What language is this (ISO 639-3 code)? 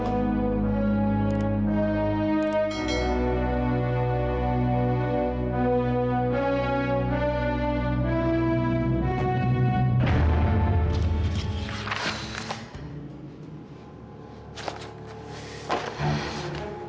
ind